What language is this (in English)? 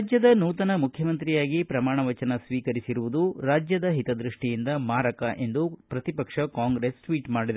Kannada